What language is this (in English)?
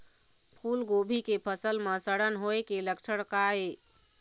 Chhattisgarhi